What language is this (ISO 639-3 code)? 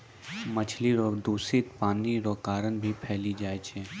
mai